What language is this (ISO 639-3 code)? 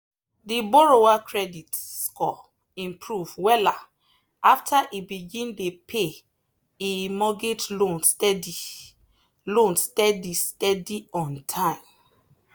pcm